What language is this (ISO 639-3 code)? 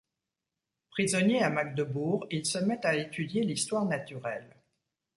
fra